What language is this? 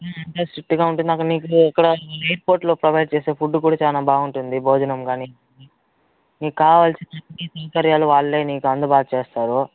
Telugu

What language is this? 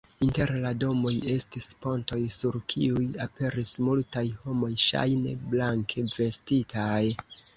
Esperanto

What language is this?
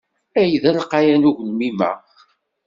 Kabyle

